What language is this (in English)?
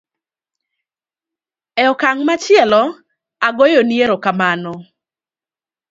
Luo (Kenya and Tanzania)